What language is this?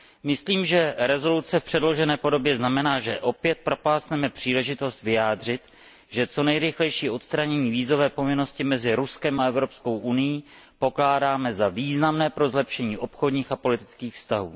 Czech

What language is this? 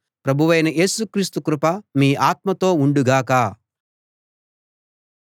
Telugu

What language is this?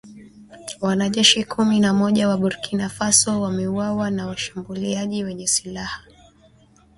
Swahili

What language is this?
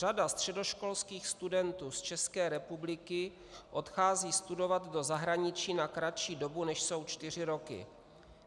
Czech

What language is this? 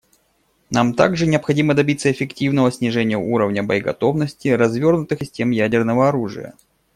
Russian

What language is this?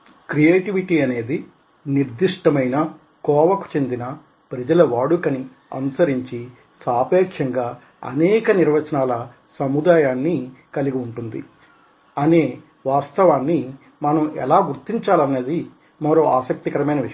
Telugu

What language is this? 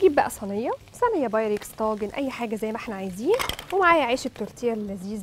Arabic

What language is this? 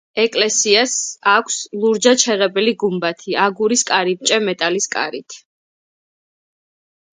Georgian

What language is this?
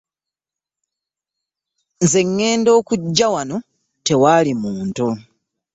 Ganda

